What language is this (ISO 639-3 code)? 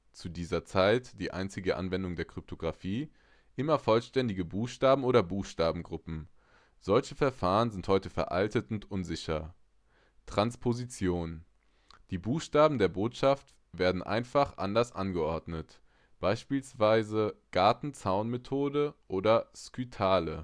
deu